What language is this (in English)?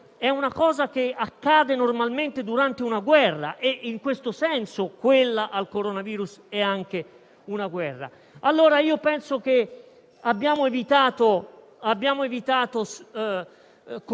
Italian